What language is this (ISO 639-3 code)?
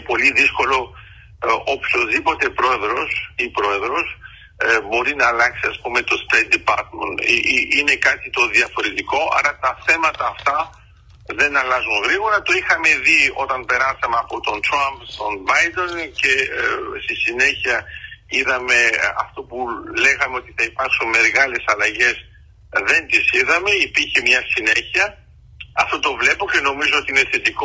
ell